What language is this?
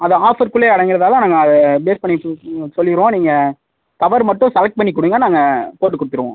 Tamil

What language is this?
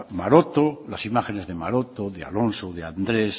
Spanish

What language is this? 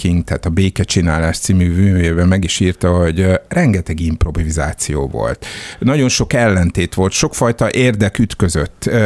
Hungarian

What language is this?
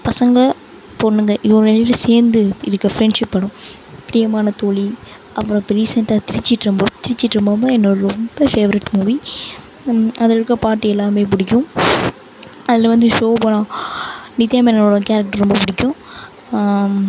Tamil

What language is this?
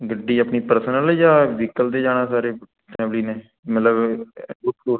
Punjabi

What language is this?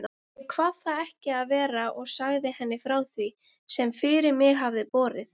Icelandic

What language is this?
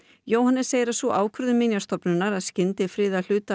Icelandic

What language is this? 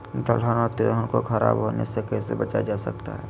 Magahi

